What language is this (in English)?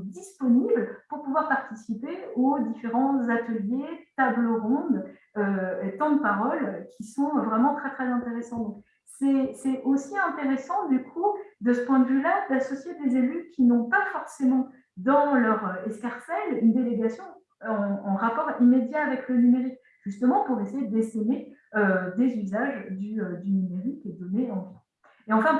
French